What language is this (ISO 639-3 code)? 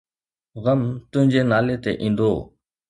snd